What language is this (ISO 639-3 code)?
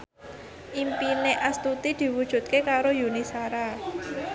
jav